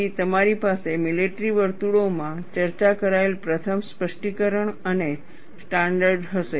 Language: Gujarati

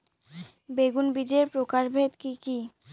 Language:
Bangla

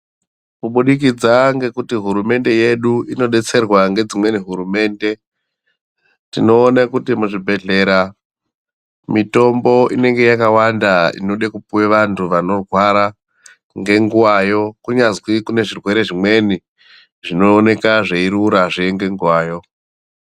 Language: Ndau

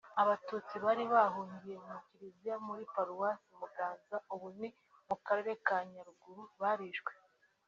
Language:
Kinyarwanda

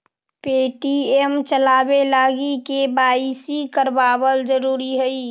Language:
Magahi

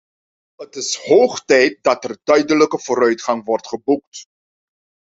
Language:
Dutch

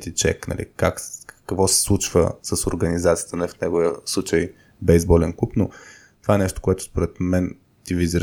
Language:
Bulgarian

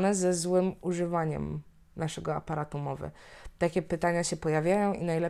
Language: Polish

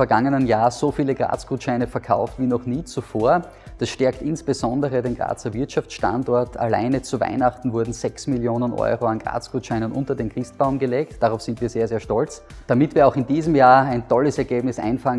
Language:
German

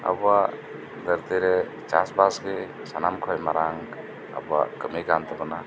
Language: Santali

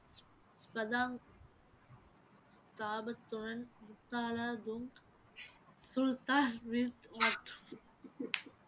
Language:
Tamil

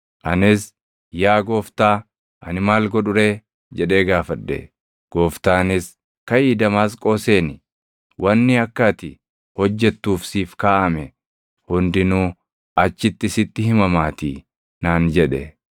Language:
Oromo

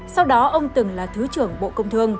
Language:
Vietnamese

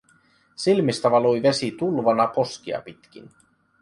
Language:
Finnish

